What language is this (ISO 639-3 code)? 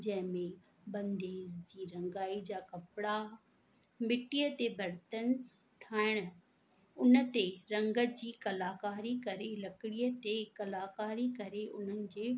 snd